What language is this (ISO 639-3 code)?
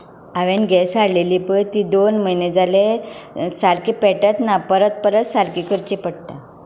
kok